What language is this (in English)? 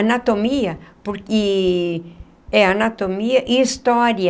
Portuguese